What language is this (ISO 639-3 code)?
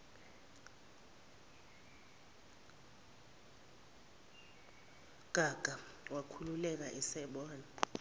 zul